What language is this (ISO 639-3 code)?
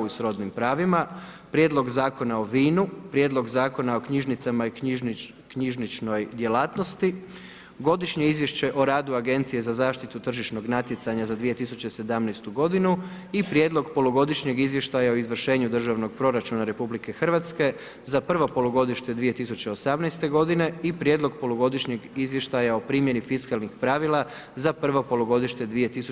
hrv